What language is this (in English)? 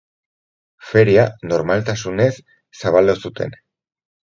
Basque